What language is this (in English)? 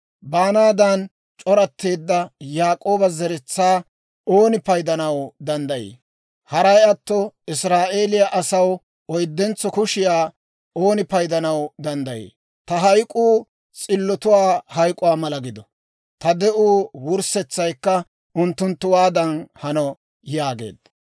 Dawro